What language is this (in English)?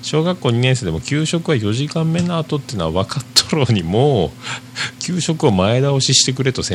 Japanese